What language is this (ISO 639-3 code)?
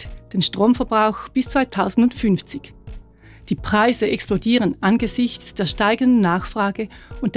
deu